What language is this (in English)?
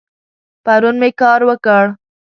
Pashto